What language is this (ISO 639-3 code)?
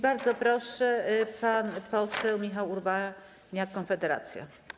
pol